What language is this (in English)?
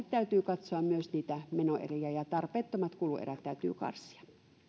Finnish